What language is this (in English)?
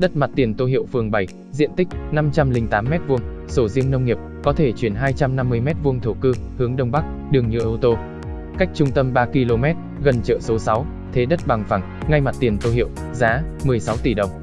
Vietnamese